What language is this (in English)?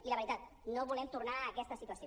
Catalan